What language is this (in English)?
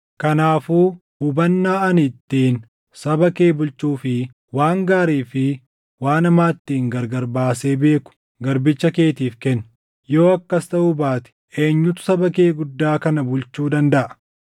Oromo